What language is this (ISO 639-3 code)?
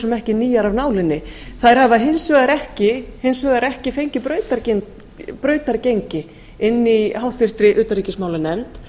isl